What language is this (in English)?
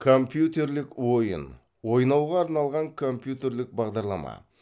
Kazakh